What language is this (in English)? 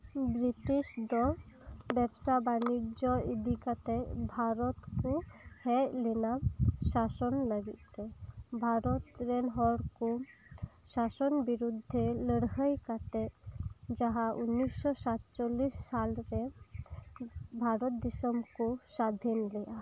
Santali